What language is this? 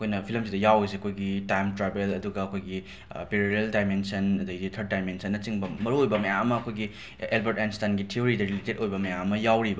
Manipuri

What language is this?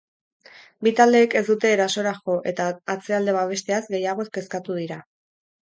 Basque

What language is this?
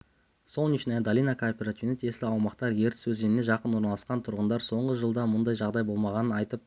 Kazakh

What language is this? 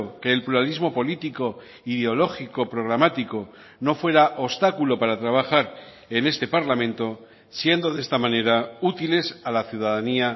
Spanish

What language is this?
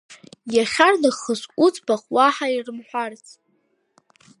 Abkhazian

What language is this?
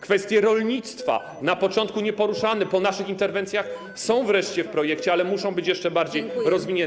Polish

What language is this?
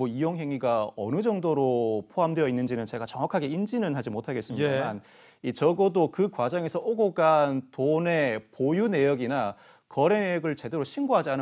Korean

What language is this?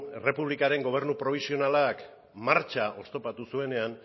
Basque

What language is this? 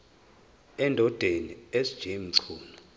Zulu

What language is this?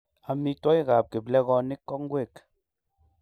Kalenjin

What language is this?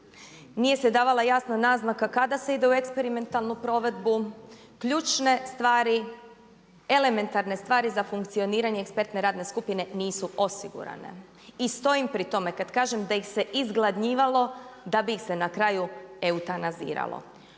Croatian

